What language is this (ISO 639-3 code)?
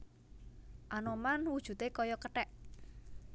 jav